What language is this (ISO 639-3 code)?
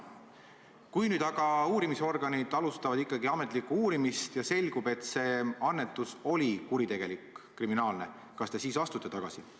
est